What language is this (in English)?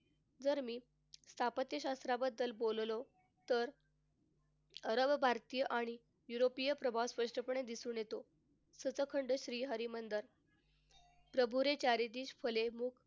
Marathi